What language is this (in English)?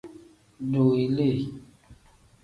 Tem